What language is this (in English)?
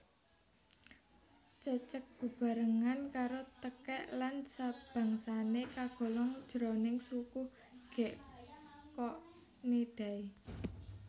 Javanese